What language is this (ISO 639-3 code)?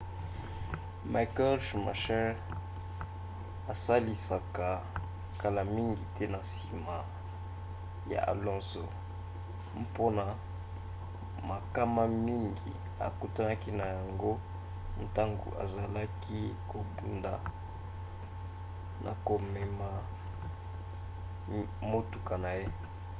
lin